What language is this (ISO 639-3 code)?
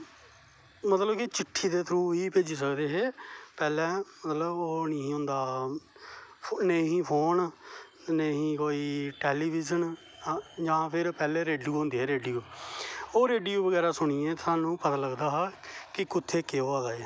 doi